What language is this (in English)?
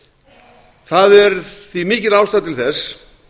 Icelandic